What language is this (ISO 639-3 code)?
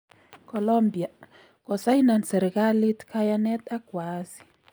kln